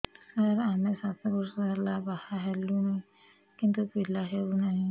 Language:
Odia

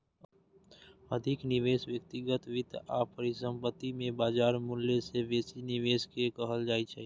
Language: Maithili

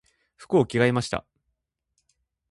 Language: Japanese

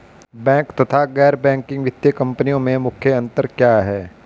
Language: Hindi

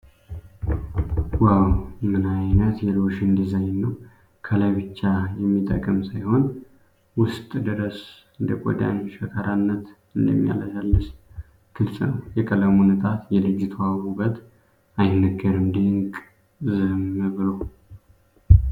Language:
Amharic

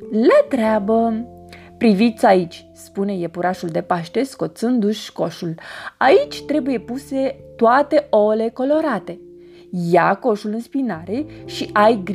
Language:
Romanian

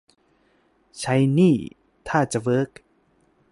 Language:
Thai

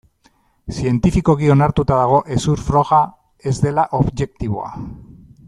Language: Basque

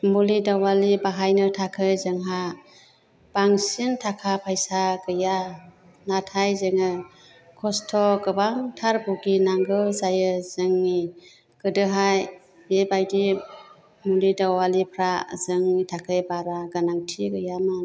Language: Bodo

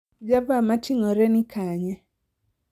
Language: Luo (Kenya and Tanzania)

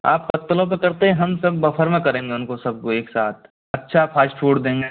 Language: Hindi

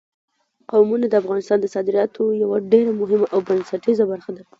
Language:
Pashto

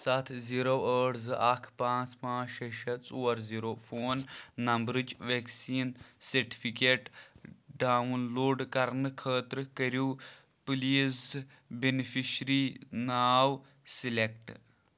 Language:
Kashmiri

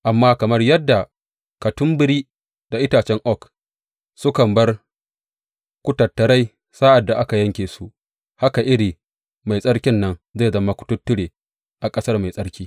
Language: Hausa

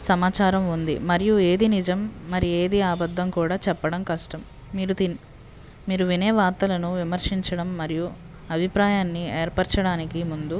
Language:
Telugu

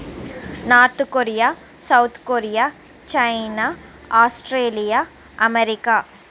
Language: Telugu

